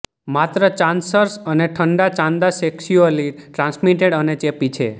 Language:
Gujarati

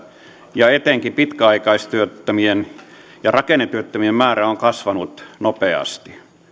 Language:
Finnish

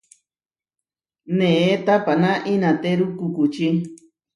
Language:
Huarijio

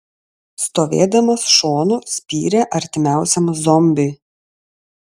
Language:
Lithuanian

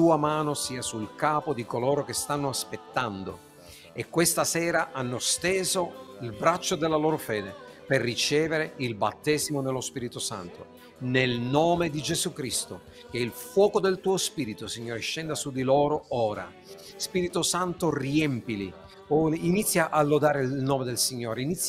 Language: Italian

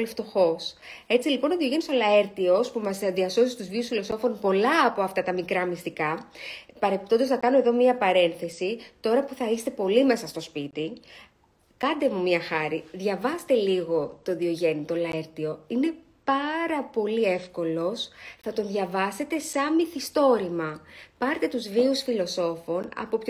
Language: Greek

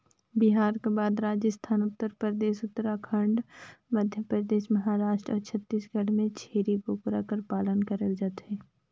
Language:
Chhattisgarhi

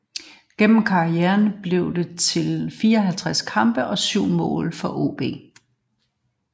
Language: Danish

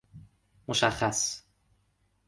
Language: Persian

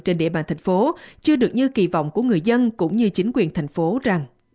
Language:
Vietnamese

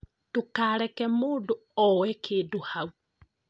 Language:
Kikuyu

